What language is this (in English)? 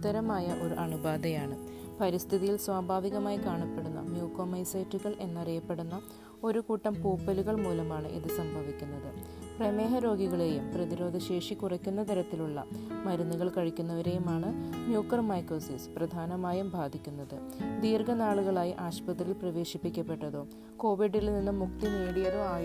Malayalam